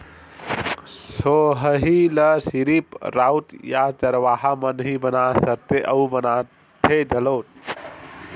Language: Chhattisgarhi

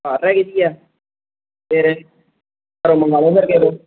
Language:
Punjabi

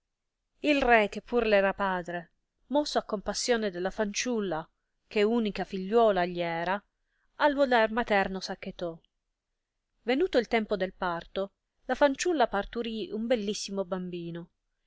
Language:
Italian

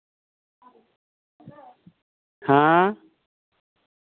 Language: Santali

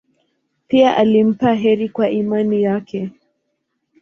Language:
Swahili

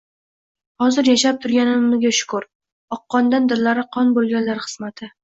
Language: Uzbek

